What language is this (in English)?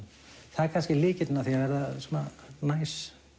Icelandic